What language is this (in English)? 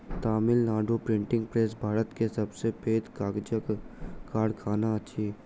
Maithili